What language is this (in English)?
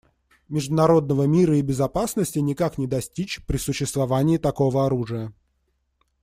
Russian